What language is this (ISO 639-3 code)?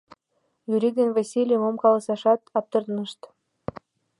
chm